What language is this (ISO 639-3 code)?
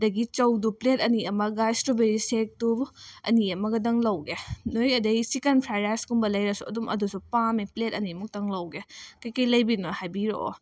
mni